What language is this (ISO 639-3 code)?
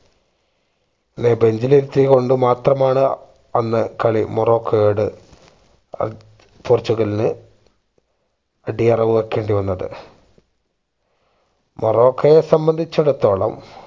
mal